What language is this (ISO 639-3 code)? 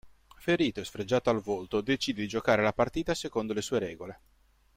ita